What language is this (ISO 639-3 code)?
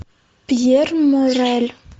rus